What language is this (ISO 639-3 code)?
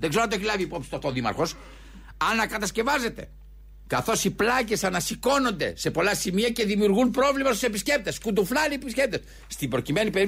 ell